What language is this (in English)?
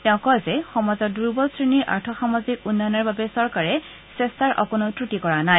Assamese